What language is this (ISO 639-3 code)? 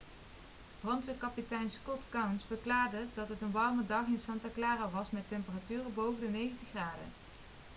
nld